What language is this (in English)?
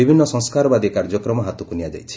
Odia